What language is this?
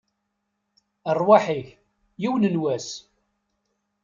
Kabyle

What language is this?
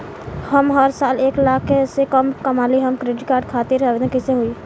Bhojpuri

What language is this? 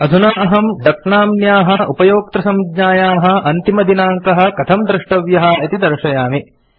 Sanskrit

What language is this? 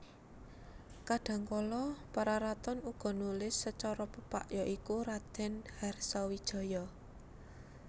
Javanese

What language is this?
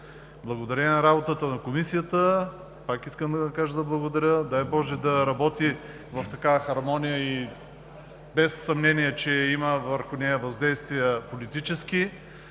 Bulgarian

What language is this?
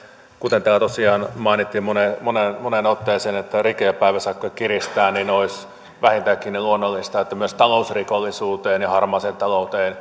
Finnish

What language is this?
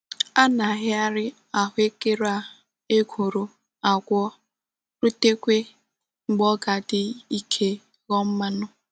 Igbo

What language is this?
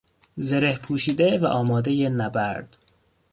Persian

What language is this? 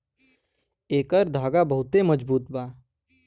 Bhojpuri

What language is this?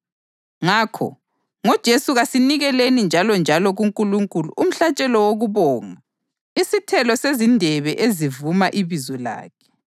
North Ndebele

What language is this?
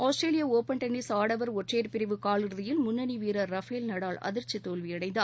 Tamil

